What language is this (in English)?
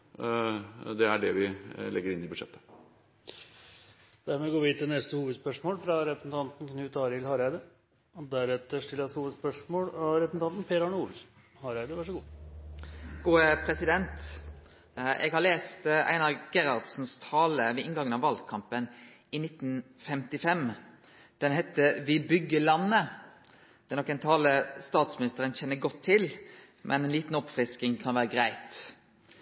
Norwegian